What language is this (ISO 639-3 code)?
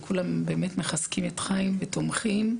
heb